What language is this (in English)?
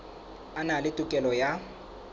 Southern Sotho